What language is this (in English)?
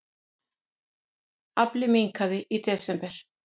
Icelandic